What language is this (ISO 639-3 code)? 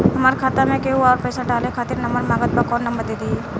bho